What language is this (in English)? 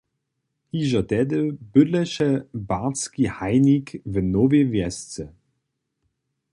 Upper Sorbian